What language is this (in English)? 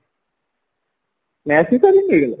Odia